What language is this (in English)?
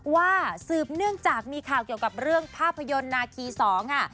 Thai